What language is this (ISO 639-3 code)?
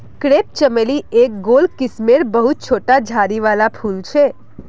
mag